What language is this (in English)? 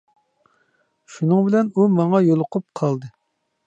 Uyghur